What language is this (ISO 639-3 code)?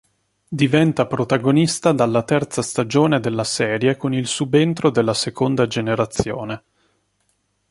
ita